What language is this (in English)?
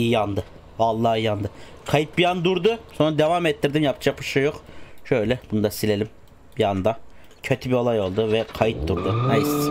Turkish